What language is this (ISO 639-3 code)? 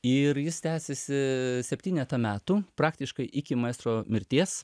lit